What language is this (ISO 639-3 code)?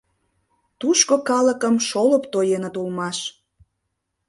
chm